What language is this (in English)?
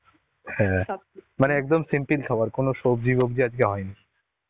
Bangla